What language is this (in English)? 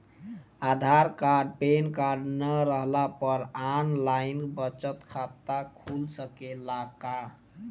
Bhojpuri